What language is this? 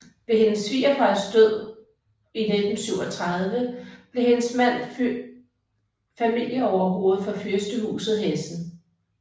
Danish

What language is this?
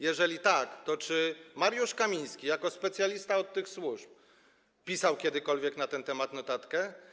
Polish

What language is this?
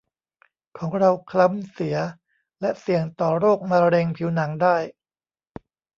Thai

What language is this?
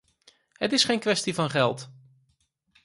Dutch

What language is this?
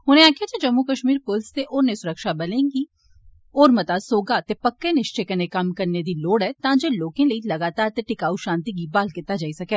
Dogri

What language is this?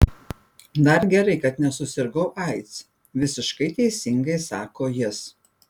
Lithuanian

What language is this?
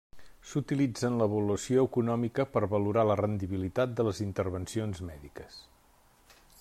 Catalan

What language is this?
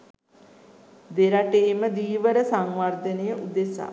Sinhala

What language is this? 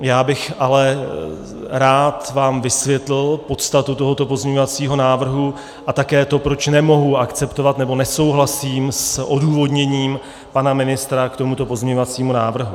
Czech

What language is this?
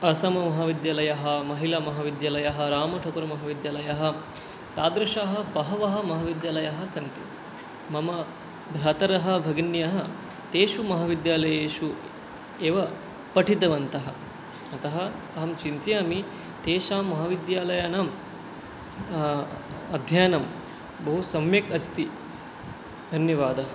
Sanskrit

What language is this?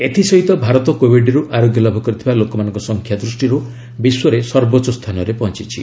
Odia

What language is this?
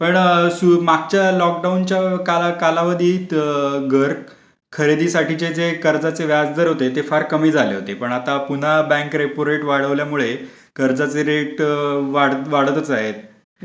Marathi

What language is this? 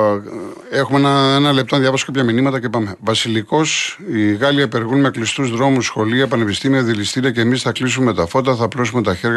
Greek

